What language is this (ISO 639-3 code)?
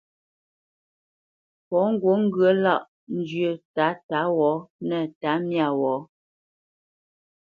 bce